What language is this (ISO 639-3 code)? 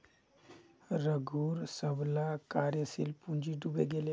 mag